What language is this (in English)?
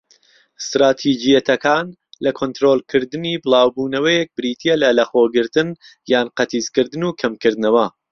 Central Kurdish